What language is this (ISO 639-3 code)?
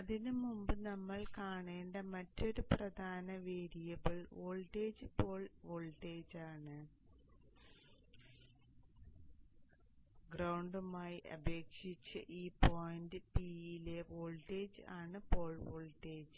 mal